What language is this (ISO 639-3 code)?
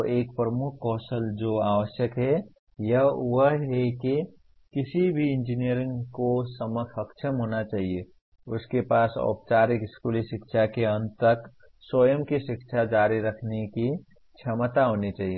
hin